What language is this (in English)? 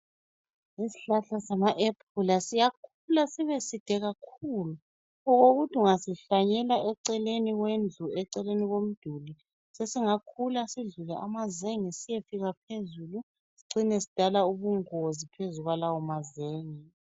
North Ndebele